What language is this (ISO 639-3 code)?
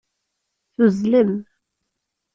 kab